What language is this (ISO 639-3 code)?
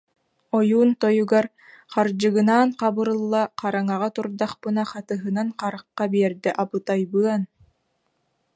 sah